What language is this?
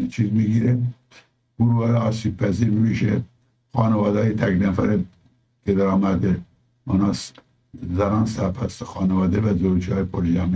Persian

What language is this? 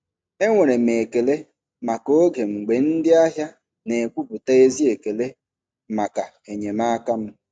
Igbo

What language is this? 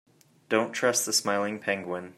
English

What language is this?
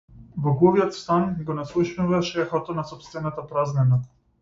Macedonian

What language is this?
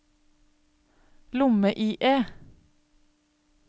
Norwegian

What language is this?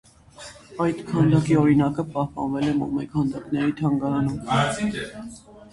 Armenian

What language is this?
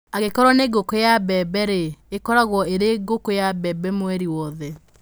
Kikuyu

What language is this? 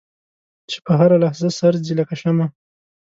Pashto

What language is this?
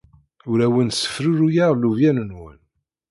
Kabyle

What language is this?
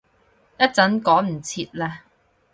Cantonese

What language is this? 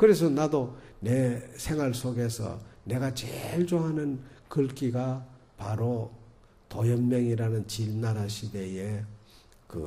Korean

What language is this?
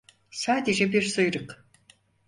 Turkish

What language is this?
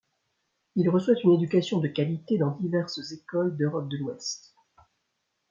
French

